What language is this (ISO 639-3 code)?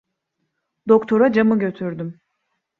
tur